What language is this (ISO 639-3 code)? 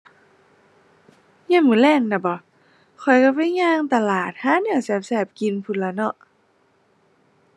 tha